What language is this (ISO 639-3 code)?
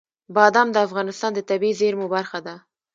pus